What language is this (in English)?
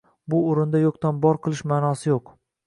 Uzbek